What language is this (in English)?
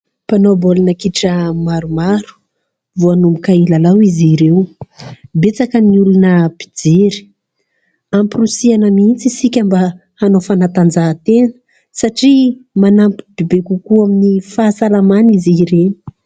Malagasy